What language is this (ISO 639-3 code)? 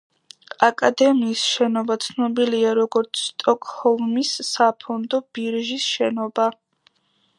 kat